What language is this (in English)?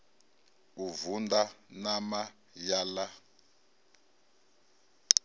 Venda